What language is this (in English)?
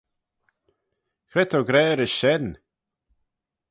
Manx